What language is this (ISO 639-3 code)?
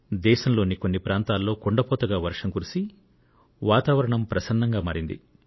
tel